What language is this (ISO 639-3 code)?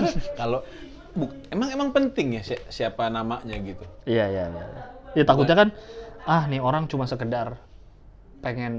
ind